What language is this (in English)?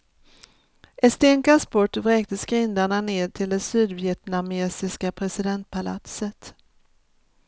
Swedish